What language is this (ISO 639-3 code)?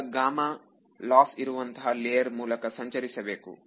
kan